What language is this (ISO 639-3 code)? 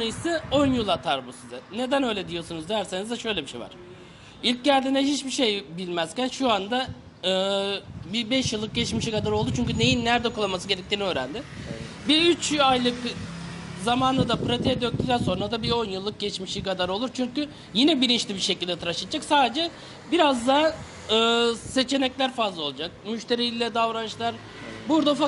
tur